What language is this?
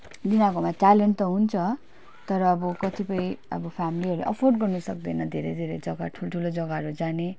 Nepali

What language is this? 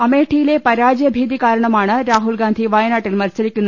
Malayalam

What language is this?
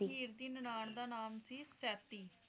Punjabi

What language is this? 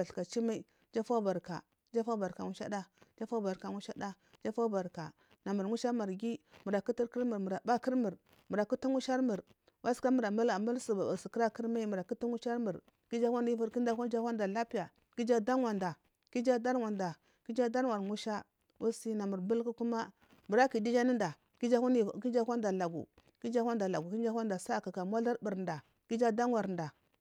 Marghi South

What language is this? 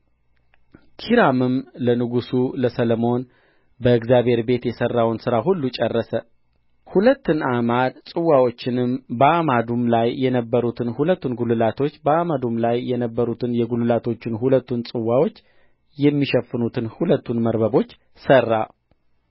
Amharic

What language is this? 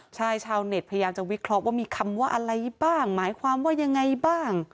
Thai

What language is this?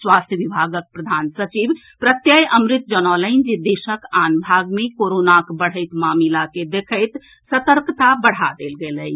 Maithili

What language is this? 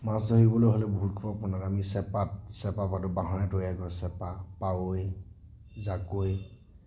Assamese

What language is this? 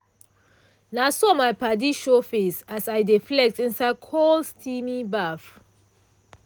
Nigerian Pidgin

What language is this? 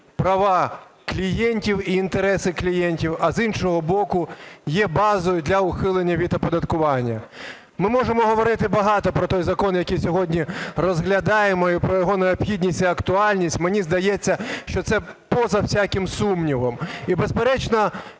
Ukrainian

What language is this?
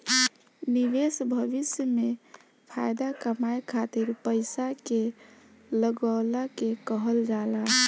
Bhojpuri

